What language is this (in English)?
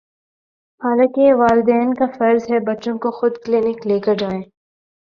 Urdu